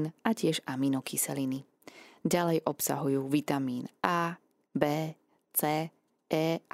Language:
Slovak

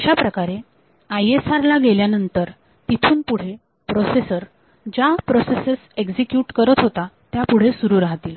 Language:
Marathi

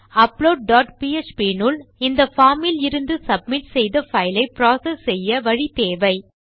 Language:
Tamil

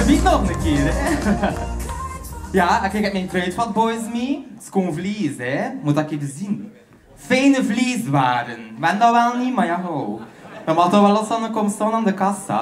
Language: Dutch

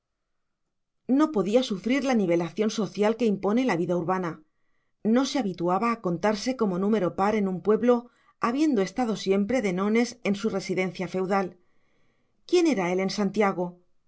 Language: Spanish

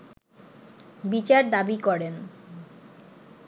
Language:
Bangla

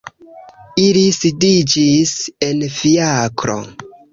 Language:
Esperanto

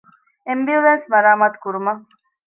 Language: Divehi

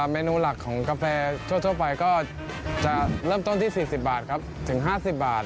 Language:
Thai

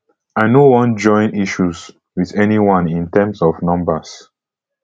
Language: Nigerian Pidgin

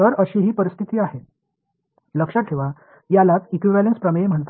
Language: Marathi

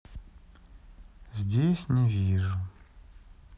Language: Russian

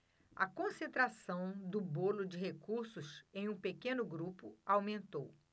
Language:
Portuguese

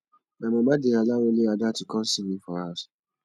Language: Nigerian Pidgin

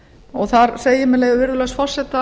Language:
Icelandic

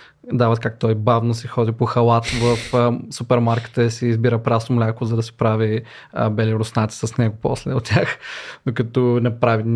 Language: Bulgarian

